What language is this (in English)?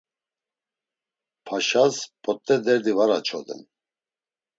Laz